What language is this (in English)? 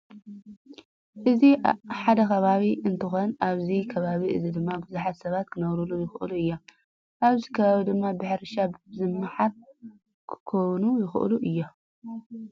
Tigrinya